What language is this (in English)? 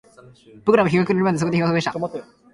Japanese